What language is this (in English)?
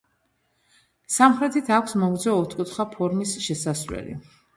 Georgian